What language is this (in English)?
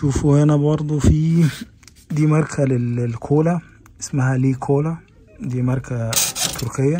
Arabic